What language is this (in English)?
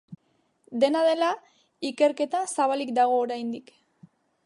Basque